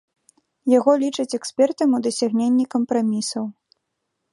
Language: Belarusian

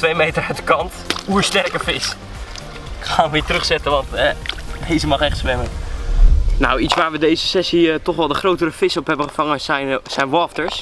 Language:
Dutch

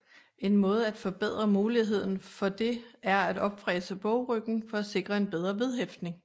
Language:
Danish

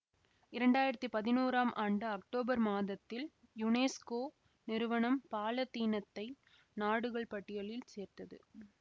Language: Tamil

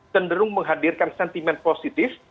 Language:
Indonesian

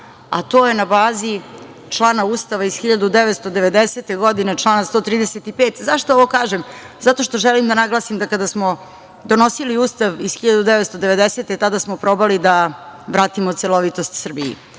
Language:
Serbian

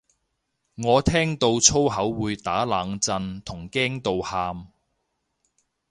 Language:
Cantonese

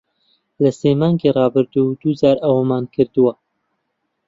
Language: Central Kurdish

